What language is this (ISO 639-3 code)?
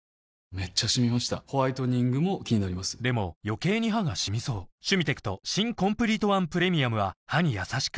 jpn